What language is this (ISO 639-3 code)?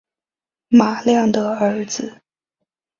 zho